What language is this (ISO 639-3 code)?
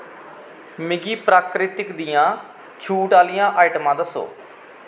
doi